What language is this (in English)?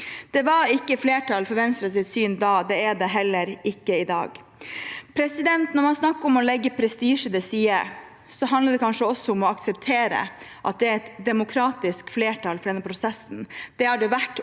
Norwegian